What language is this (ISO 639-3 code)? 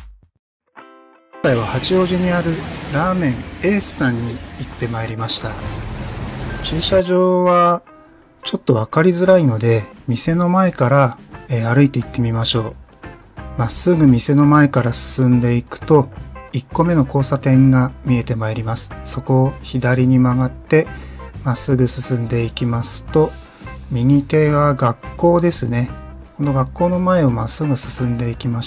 jpn